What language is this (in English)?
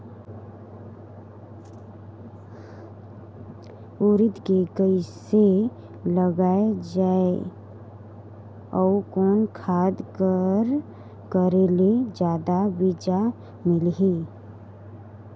Chhattisgarhi